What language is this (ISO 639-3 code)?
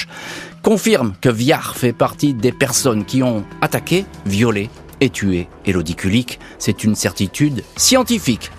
fra